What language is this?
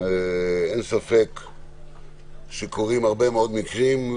Hebrew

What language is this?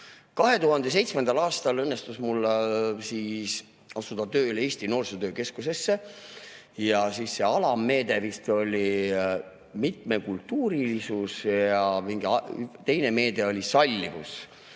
Estonian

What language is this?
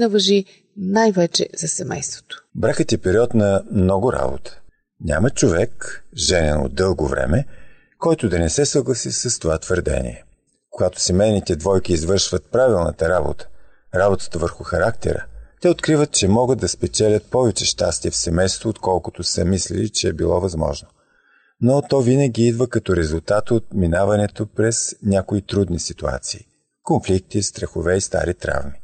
Bulgarian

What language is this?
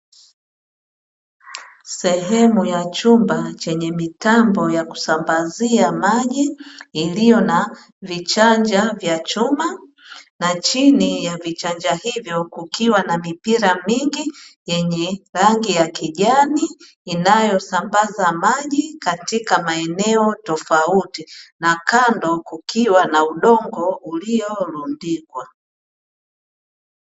Swahili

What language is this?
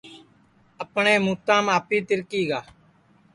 Sansi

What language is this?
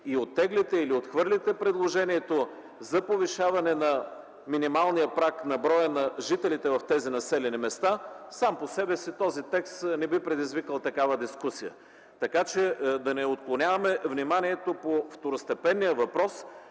Bulgarian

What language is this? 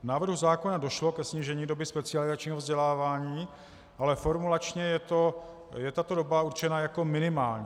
Czech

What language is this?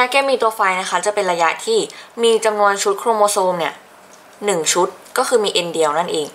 Thai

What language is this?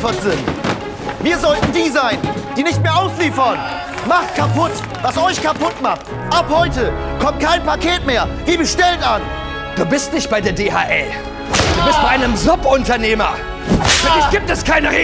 German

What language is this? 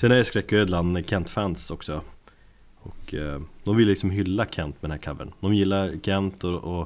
Swedish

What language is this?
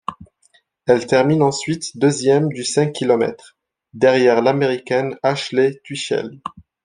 French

